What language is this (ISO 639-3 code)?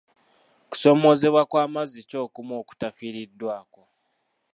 lug